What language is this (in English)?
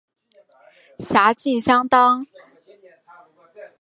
Chinese